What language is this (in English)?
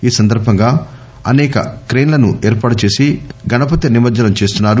Telugu